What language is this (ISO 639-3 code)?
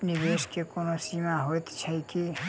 mai